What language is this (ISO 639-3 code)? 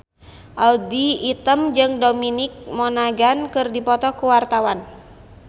sun